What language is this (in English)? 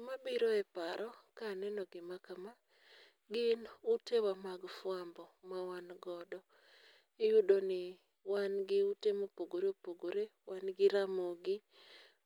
Luo (Kenya and Tanzania)